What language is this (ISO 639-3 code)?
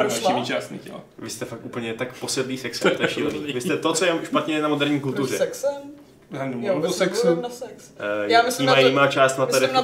ces